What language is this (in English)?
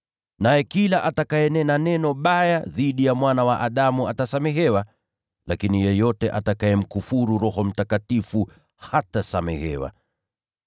Swahili